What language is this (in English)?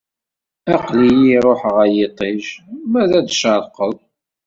Kabyle